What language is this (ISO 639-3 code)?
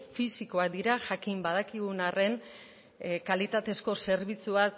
eus